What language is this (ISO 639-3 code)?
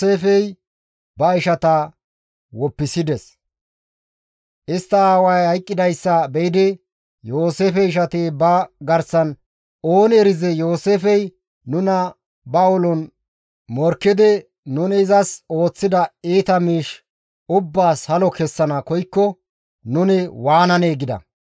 gmv